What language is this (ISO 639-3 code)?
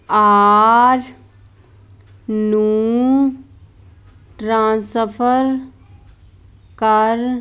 pan